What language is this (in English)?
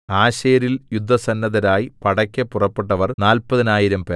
Malayalam